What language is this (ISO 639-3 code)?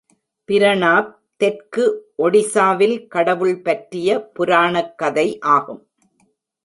tam